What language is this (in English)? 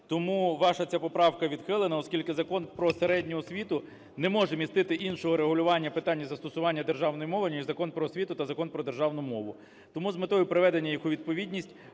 Ukrainian